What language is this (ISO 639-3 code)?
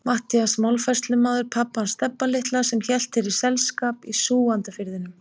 isl